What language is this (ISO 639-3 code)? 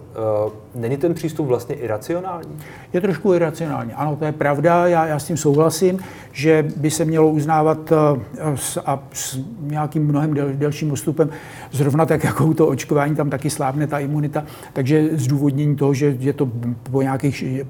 ces